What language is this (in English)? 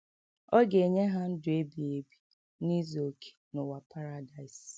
Igbo